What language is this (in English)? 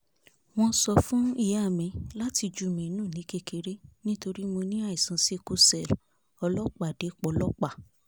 Yoruba